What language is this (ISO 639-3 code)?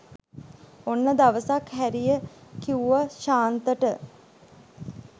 sin